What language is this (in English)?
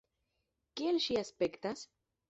Esperanto